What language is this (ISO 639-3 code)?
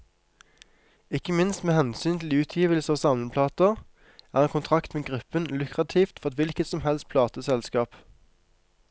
nor